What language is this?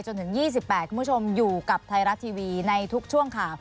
Thai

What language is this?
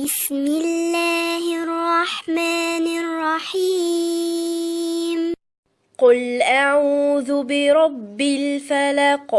Arabic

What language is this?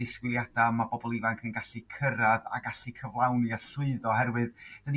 Welsh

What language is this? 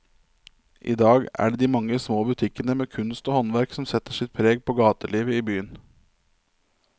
Norwegian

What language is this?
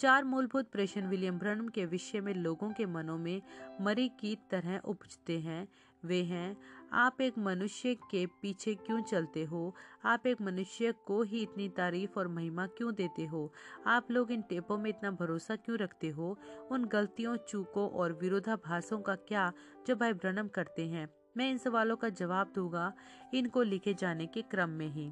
Hindi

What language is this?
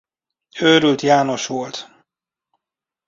Hungarian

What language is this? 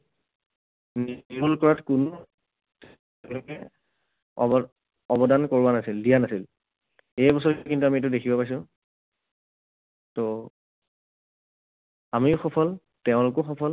Assamese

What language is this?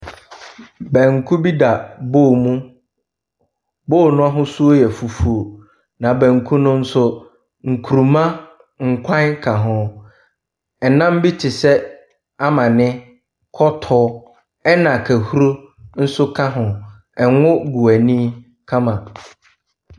Akan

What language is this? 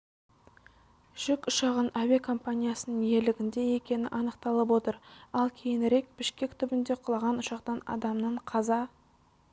Kazakh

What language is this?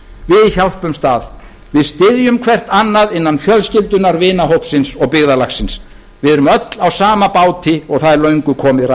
Icelandic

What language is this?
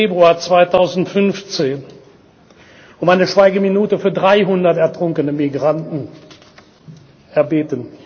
German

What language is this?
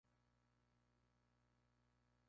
Spanish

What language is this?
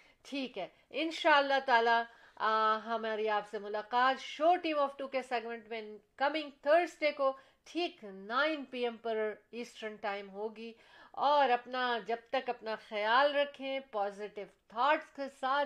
Urdu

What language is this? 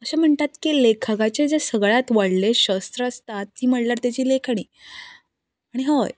Konkani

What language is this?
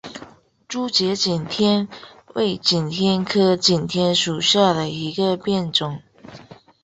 Chinese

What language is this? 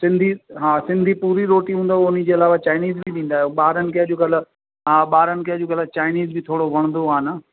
Sindhi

